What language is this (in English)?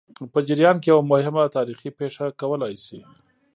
Pashto